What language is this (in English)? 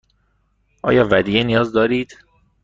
Persian